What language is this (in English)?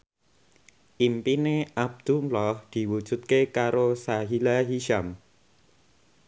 Javanese